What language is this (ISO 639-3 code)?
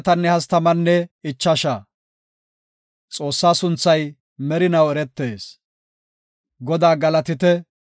gof